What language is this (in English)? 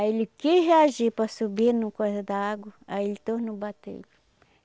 Portuguese